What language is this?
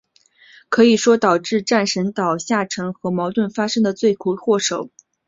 Chinese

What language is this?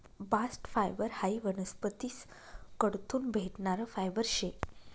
Marathi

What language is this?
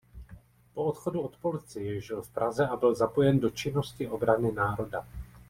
Czech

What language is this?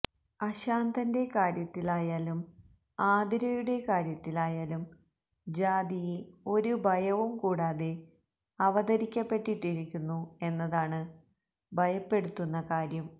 Malayalam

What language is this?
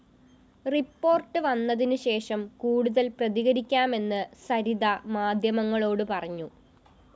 Malayalam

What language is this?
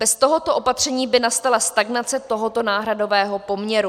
Czech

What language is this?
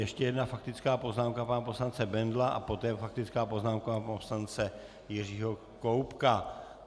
Czech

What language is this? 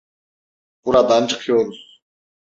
Turkish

